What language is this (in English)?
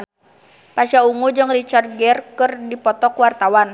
Sundanese